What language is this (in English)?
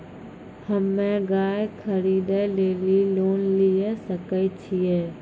Maithili